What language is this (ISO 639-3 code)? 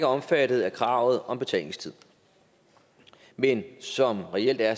dan